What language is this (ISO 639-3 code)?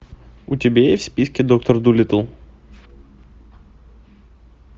rus